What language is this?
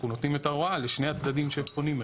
Hebrew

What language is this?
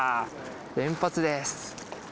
Japanese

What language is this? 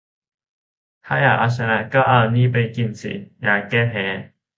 Thai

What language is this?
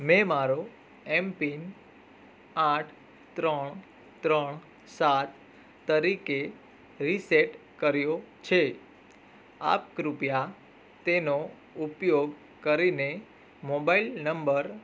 Gujarati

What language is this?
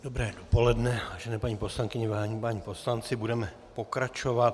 Czech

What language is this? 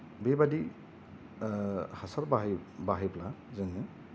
Bodo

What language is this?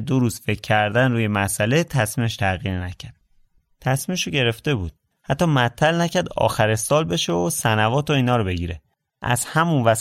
Persian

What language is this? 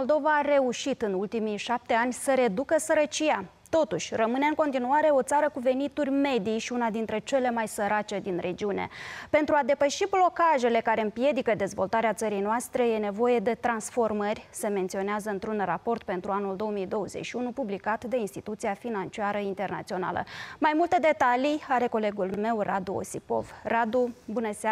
Romanian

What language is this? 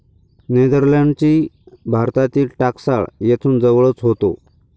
Marathi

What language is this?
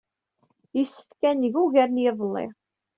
Kabyle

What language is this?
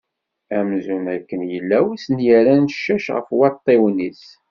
Kabyle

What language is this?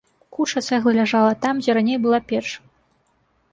Belarusian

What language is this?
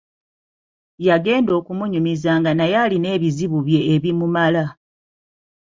Ganda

